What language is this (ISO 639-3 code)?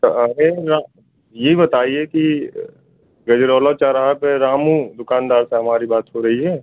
hin